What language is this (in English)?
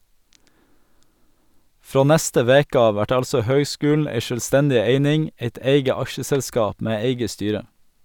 Norwegian